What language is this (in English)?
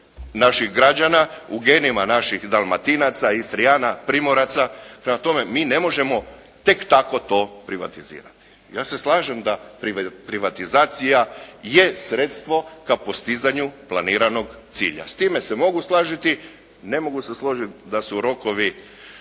Croatian